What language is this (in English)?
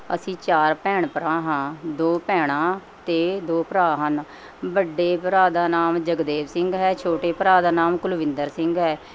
Punjabi